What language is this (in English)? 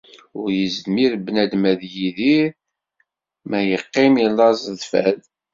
Kabyle